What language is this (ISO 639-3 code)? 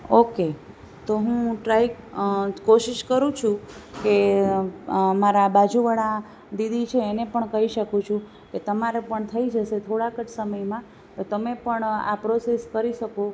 guj